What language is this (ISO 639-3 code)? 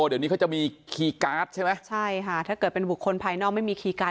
tha